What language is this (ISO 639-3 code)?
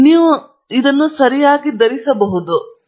kan